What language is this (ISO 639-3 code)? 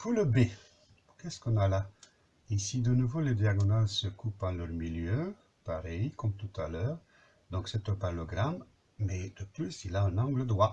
fra